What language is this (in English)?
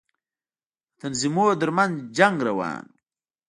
Pashto